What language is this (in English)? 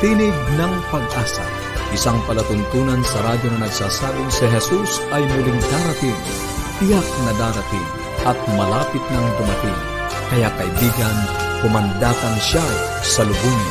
Filipino